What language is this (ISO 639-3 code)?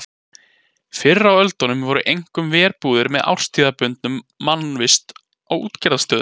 isl